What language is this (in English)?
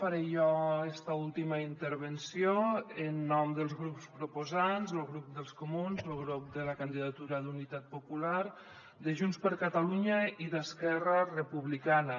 Catalan